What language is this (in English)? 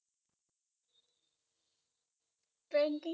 Bangla